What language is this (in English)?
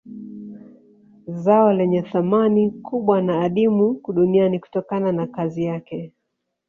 Swahili